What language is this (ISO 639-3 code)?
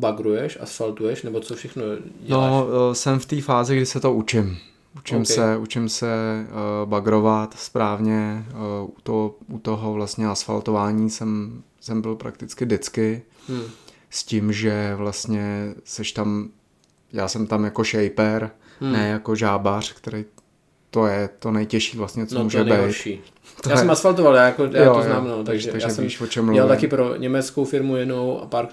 ces